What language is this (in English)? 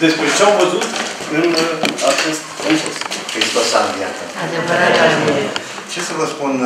Romanian